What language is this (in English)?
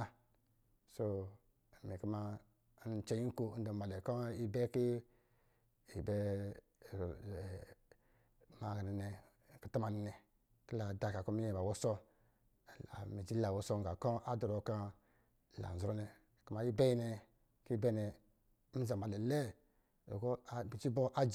Lijili